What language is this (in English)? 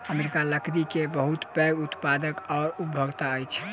Maithili